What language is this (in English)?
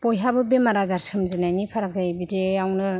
Bodo